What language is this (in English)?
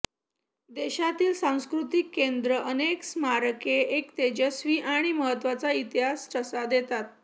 Marathi